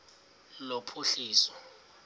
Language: Xhosa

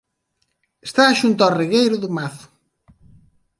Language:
Galician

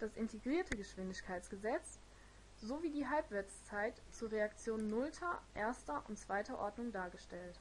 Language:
German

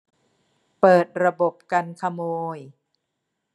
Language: Thai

